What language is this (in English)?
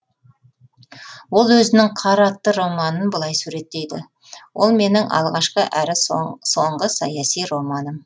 Kazakh